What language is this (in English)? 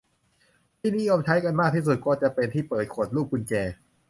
Thai